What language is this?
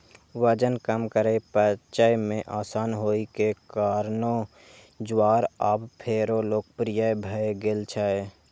Maithili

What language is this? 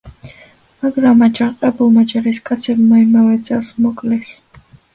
Georgian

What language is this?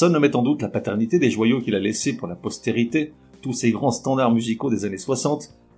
French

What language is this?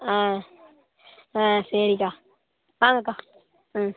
Tamil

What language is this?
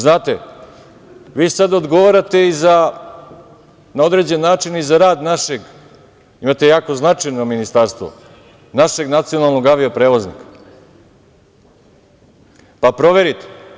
Serbian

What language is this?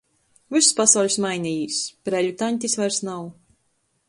Latgalian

